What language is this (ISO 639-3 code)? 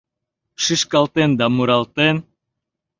chm